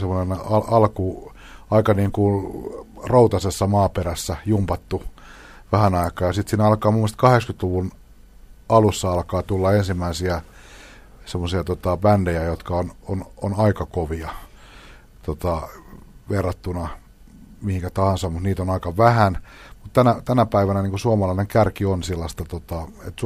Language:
Finnish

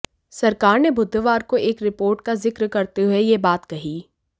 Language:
Hindi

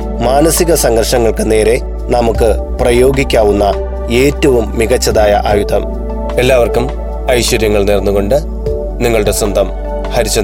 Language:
Malayalam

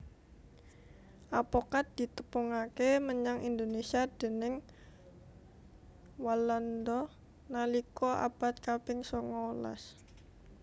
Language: Javanese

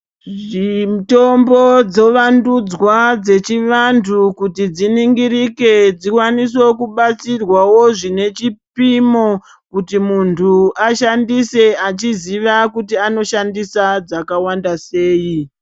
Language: Ndau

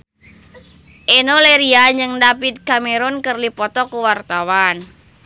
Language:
Sundanese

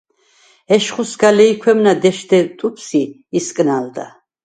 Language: Svan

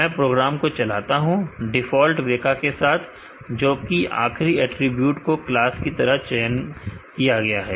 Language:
Hindi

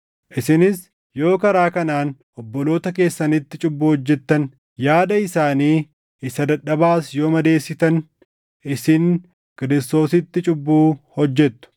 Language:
Oromo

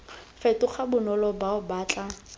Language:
Tswana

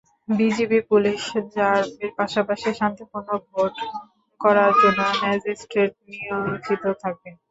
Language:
Bangla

